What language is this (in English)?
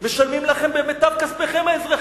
Hebrew